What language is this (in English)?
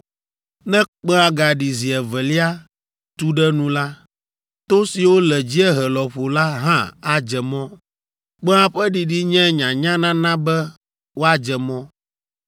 Ewe